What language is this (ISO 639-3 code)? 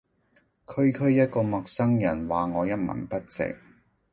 yue